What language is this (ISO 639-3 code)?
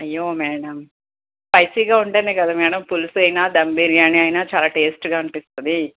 tel